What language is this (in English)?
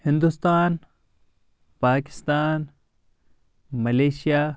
Kashmiri